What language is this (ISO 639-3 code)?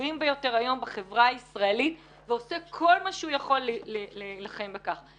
heb